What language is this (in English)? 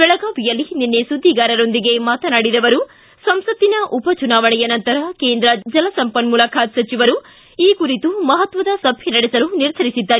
Kannada